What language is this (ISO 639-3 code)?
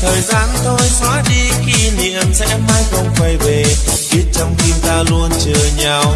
vie